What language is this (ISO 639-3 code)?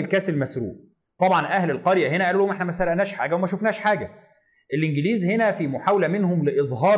ara